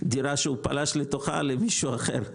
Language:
Hebrew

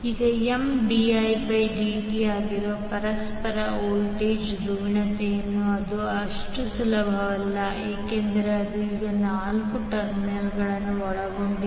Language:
Kannada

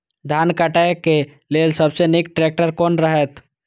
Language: Maithili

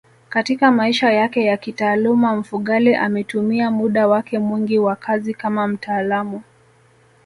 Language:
Swahili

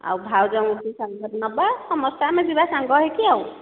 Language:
Odia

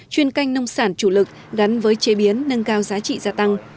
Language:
Vietnamese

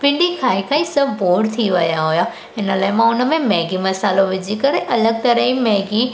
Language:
Sindhi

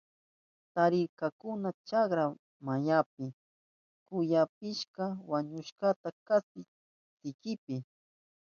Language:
Southern Pastaza Quechua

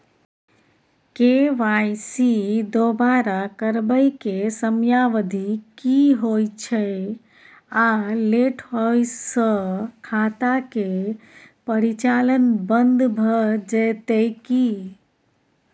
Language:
Maithili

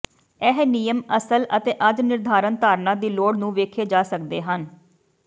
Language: Punjabi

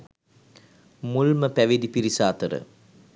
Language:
Sinhala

